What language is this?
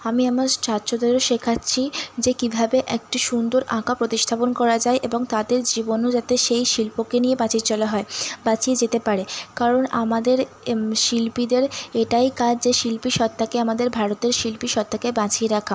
Bangla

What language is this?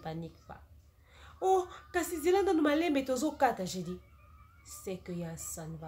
French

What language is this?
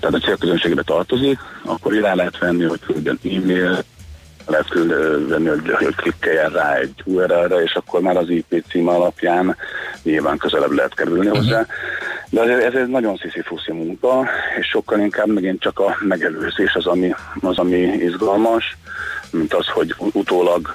Hungarian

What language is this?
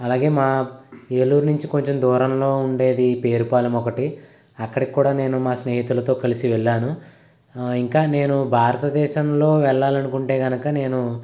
Telugu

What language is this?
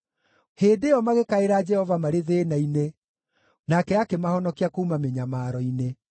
Kikuyu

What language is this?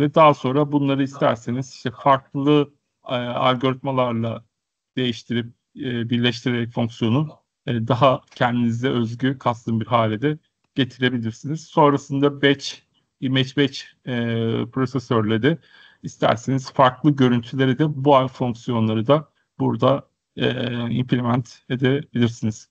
Turkish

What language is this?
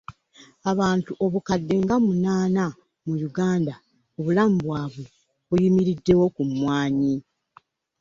Ganda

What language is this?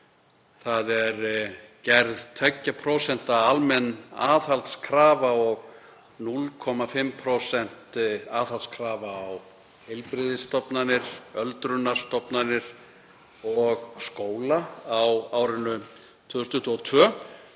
Icelandic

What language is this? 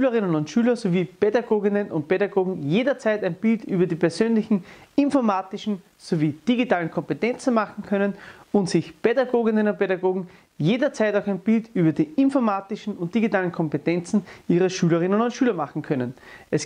German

